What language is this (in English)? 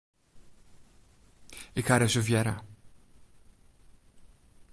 Western Frisian